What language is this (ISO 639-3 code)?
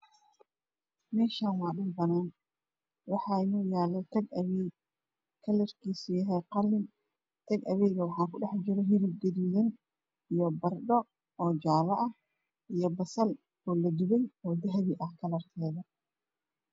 som